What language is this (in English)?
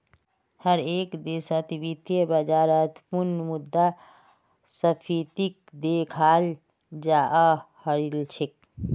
Magahi